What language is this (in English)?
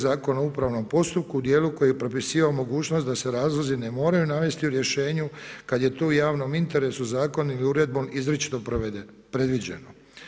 Croatian